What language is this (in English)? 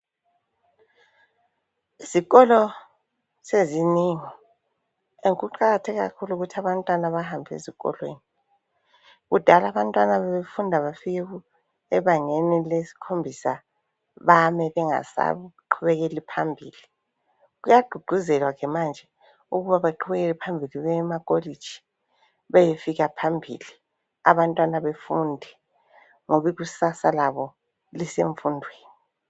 North Ndebele